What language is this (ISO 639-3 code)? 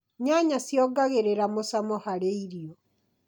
kik